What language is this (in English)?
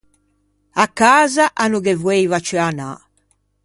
Ligurian